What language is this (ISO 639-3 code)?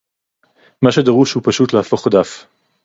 heb